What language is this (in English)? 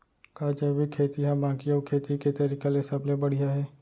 Chhattisgarhi